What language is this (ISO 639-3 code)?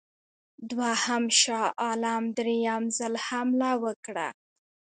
pus